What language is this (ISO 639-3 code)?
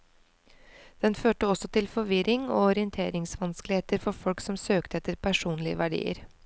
nor